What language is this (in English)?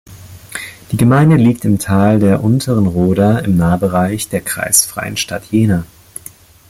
German